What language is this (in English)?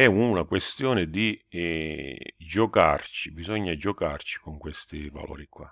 Italian